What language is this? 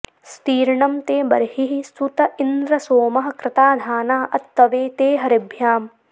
Sanskrit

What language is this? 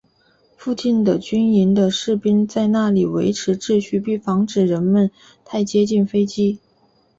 Chinese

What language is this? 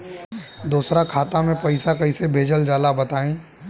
Bhojpuri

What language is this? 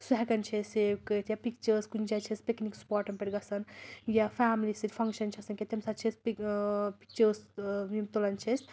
Kashmiri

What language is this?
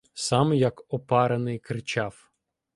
Ukrainian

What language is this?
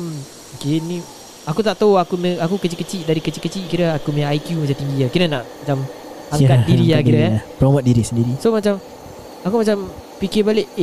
Malay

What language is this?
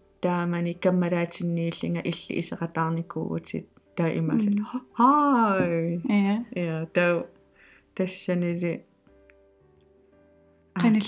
Finnish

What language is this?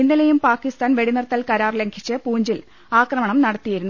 Malayalam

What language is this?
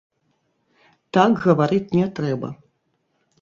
Belarusian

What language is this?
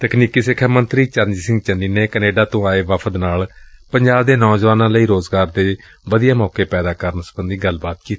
Punjabi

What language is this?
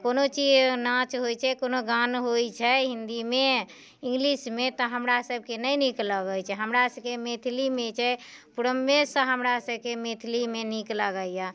Maithili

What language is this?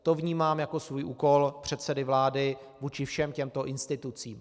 Czech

